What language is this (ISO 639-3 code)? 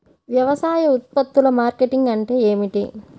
tel